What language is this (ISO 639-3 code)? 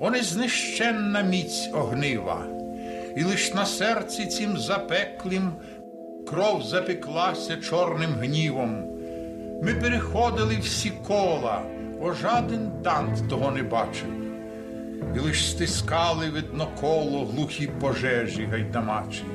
ukr